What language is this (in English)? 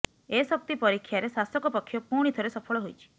Odia